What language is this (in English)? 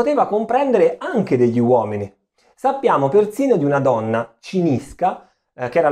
Italian